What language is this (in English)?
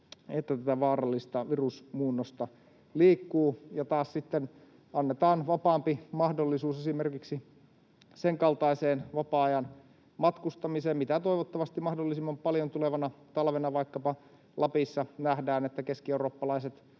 Finnish